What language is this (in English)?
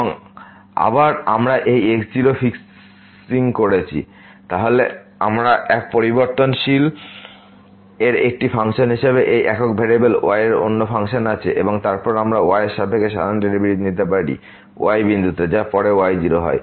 Bangla